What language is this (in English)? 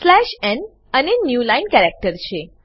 Gujarati